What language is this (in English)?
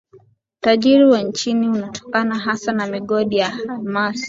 Swahili